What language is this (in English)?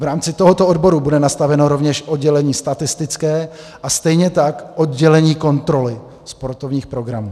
Czech